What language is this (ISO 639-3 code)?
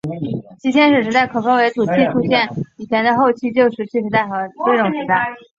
zho